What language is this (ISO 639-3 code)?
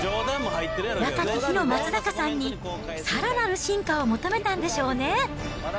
jpn